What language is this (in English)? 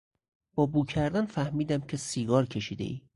Persian